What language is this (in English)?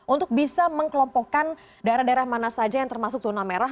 Indonesian